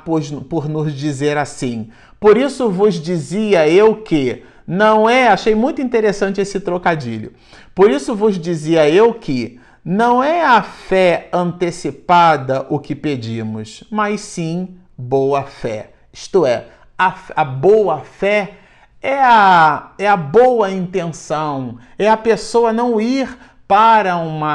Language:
Portuguese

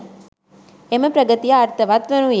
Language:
Sinhala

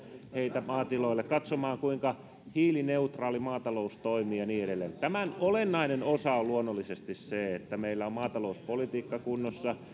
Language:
Finnish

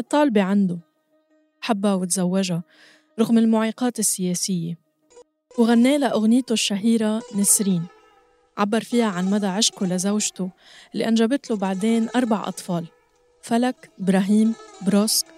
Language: Arabic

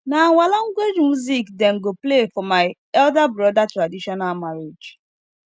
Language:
Nigerian Pidgin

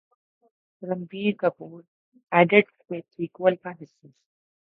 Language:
Urdu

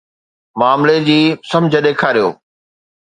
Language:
Sindhi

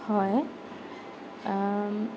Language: Assamese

